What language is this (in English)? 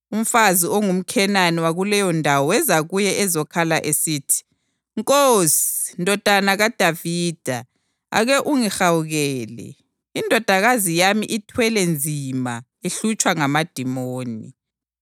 North Ndebele